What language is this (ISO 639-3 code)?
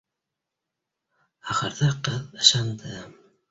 bak